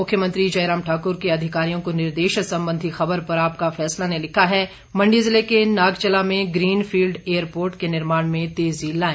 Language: Hindi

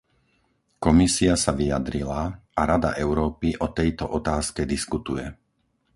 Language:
Slovak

